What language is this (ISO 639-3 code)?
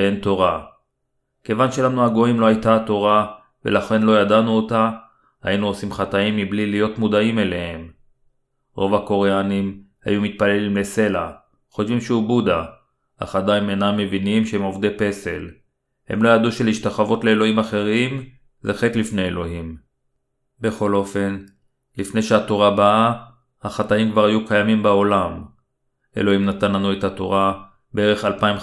heb